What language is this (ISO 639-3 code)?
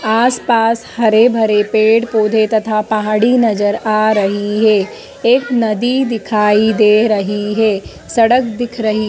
hin